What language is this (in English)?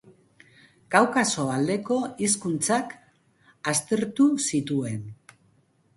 Basque